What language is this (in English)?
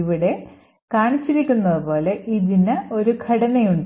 Malayalam